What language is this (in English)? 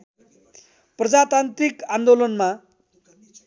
Nepali